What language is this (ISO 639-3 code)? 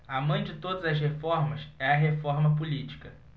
por